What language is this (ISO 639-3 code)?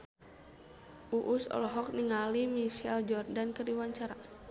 sun